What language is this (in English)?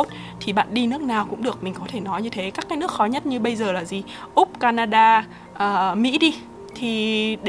Vietnamese